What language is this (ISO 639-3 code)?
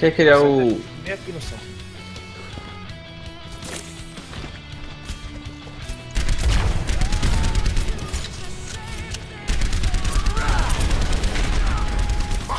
por